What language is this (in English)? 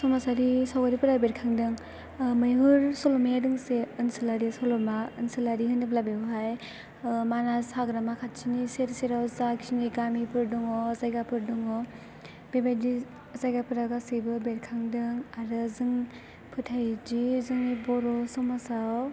Bodo